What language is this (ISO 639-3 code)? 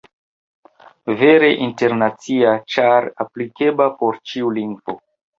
epo